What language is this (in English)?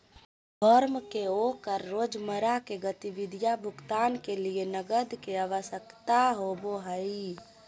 Magahi